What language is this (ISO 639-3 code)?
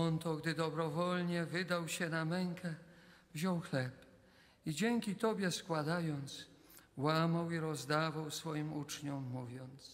pol